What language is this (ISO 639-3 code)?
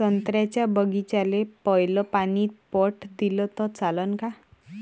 mar